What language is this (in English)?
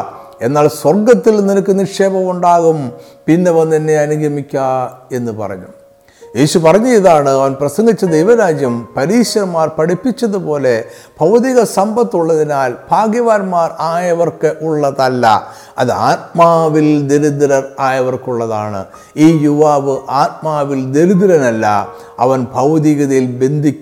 Malayalam